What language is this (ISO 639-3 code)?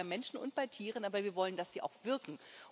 deu